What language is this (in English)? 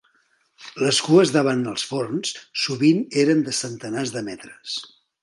Catalan